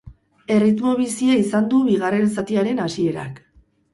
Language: Basque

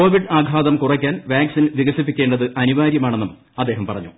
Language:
Malayalam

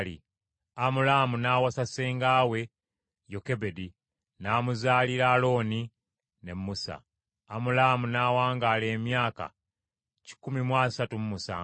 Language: Ganda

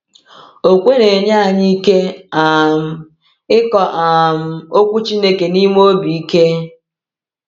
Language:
Igbo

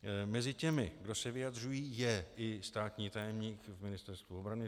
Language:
Czech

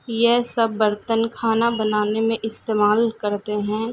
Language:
Urdu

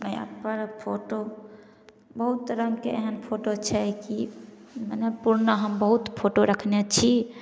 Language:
Maithili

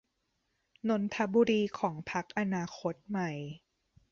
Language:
Thai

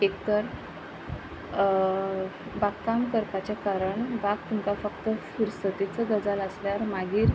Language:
Konkani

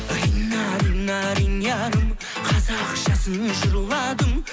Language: Kazakh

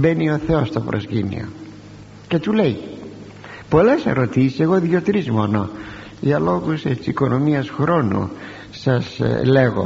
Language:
Greek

